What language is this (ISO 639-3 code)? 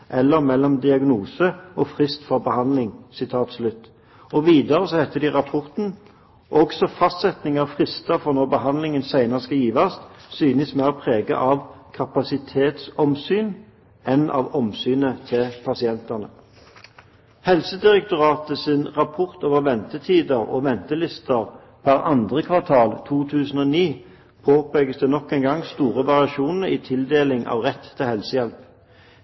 nob